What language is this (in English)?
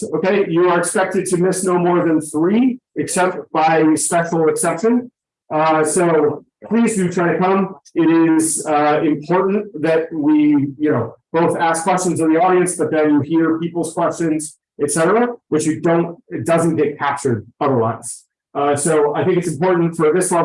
English